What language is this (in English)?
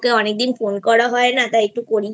Bangla